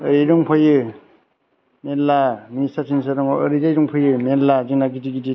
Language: Bodo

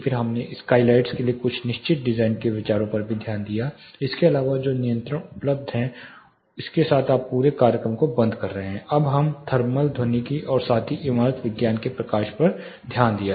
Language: Hindi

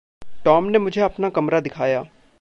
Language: Hindi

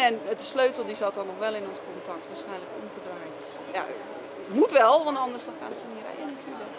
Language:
Dutch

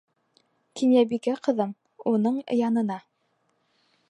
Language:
Bashkir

